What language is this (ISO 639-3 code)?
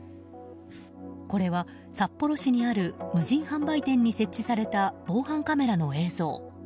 jpn